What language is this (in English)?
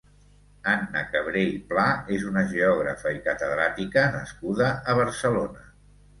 Catalan